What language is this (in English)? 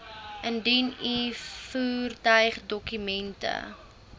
Afrikaans